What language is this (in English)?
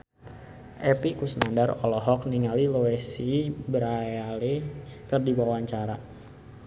Sundanese